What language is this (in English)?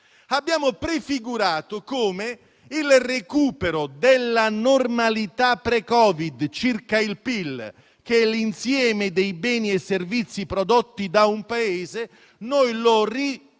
Italian